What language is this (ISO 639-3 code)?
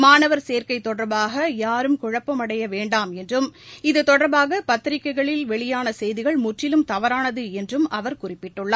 tam